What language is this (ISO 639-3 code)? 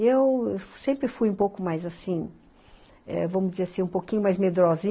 por